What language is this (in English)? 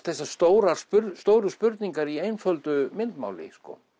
Icelandic